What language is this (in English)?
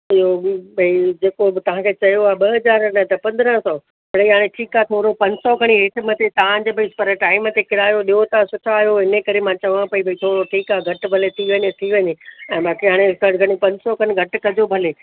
Sindhi